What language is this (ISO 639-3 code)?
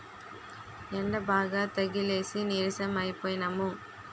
tel